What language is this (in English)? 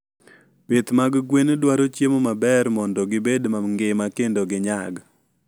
Luo (Kenya and Tanzania)